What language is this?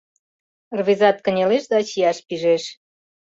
Mari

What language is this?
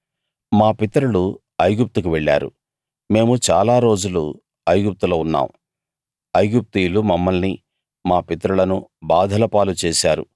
Telugu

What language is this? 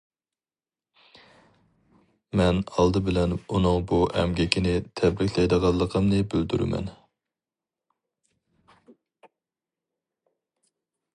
Uyghur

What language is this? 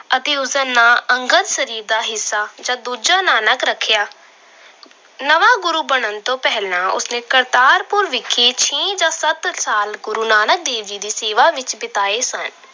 Punjabi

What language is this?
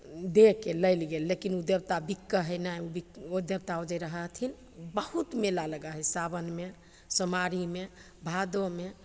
Maithili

